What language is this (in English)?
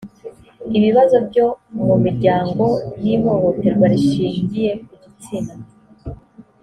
Kinyarwanda